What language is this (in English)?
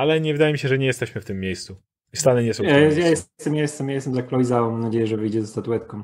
Polish